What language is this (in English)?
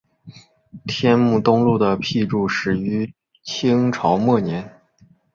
Chinese